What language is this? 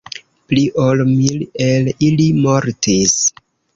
Esperanto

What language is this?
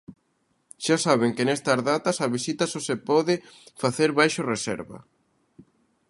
Galician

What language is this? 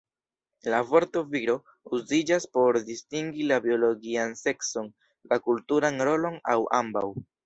Esperanto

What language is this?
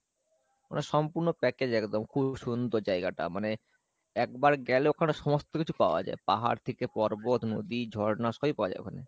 Bangla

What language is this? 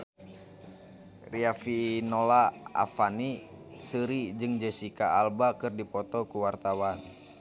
Sundanese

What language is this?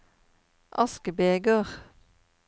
Norwegian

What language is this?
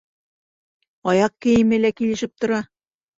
Bashkir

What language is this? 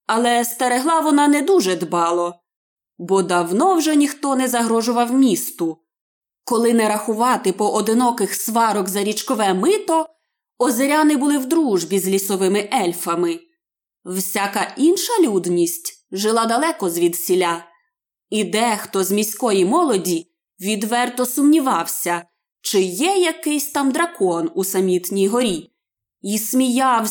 Ukrainian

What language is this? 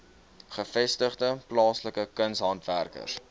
Afrikaans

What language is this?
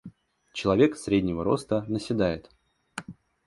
Russian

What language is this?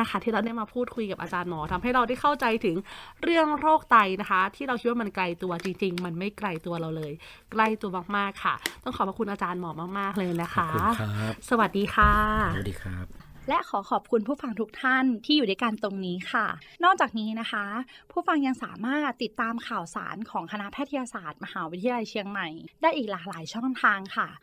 Thai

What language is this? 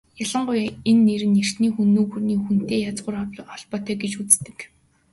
Mongolian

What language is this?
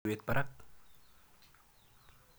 Kalenjin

